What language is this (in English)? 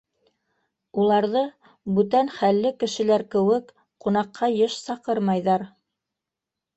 Bashkir